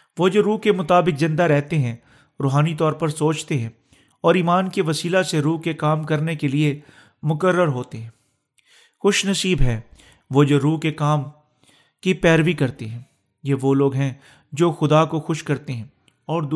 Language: Urdu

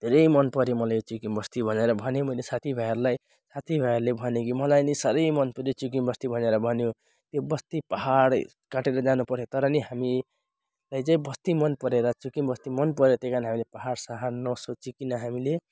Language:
Nepali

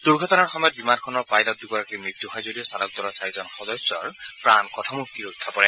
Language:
Assamese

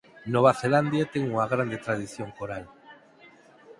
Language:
Galician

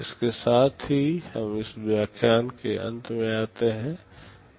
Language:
Hindi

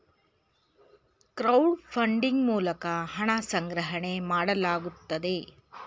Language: Kannada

